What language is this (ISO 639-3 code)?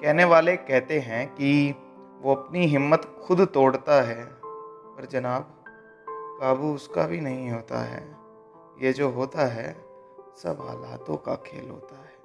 hin